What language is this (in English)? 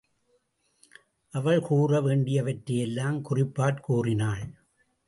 Tamil